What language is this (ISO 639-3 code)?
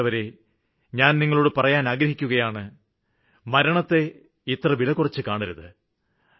mal